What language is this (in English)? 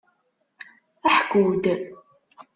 Kabyle